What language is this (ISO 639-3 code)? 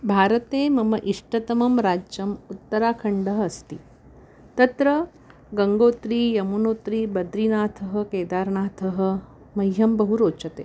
san